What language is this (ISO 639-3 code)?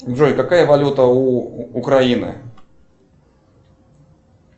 rus